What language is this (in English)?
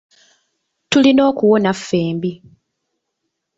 Ganda